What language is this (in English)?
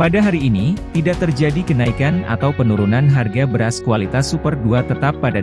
Indonesian